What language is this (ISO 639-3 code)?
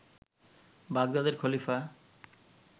ben